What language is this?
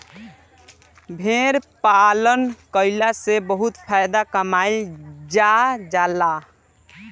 Bhojpuri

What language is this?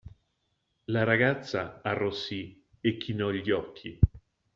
Italian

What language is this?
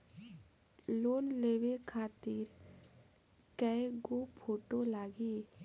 Bhojpuri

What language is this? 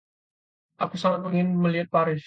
Indonesian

